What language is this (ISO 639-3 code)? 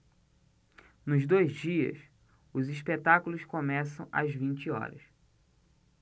por